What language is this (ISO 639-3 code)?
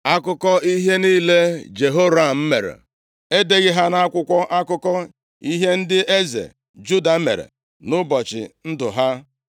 ibo